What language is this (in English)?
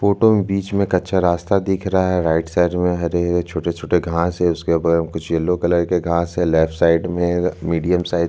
Hindi